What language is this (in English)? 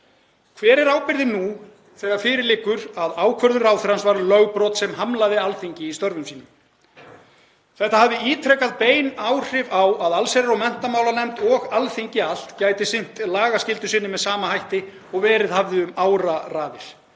Icelandic